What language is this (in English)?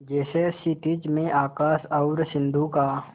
Hindi